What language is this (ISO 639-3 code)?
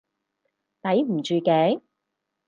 yue